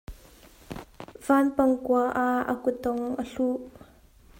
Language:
Hakha Chin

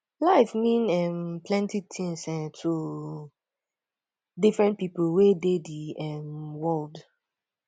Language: Nigerian Pidgin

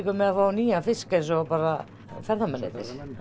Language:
Icelandic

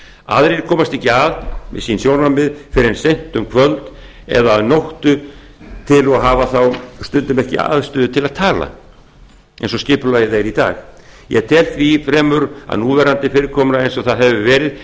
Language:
Icelandic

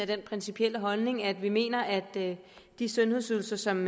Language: Danish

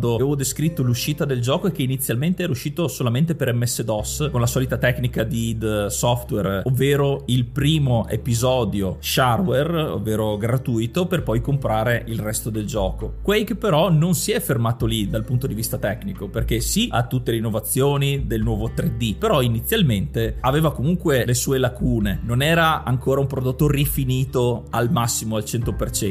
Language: Italian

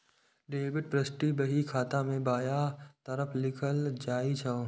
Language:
Maithili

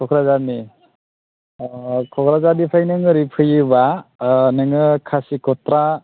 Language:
Bodo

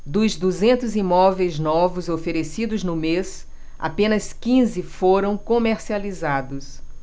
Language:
Portuguese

